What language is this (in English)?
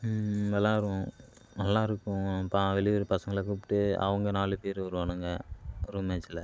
Tamil